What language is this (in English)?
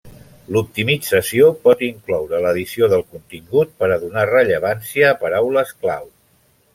Catalan